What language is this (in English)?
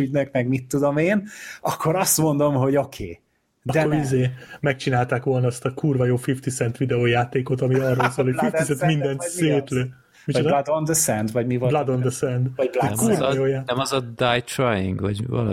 Hungarian